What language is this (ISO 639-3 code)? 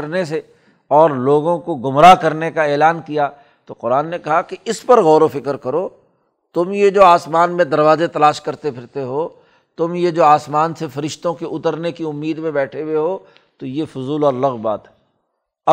urd